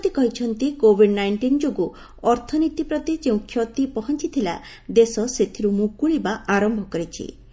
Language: Odia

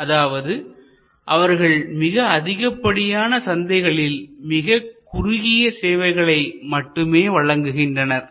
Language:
Tamil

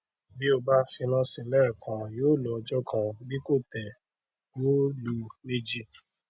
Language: Yoruba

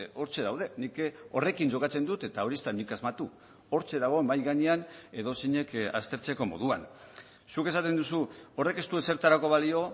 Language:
Basque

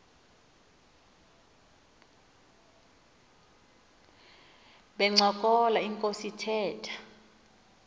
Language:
Xhosa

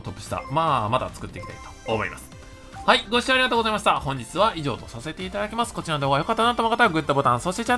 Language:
Japanese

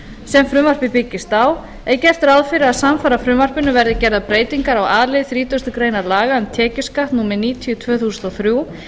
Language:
Icelandic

